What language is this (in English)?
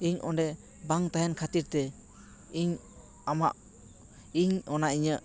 Santali